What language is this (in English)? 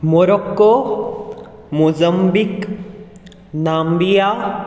Konkani